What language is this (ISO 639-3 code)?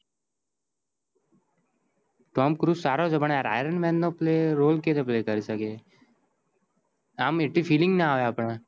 guj